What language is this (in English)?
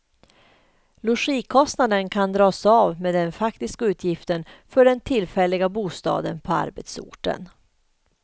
Swedish